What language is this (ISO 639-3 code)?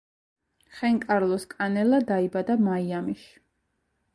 kat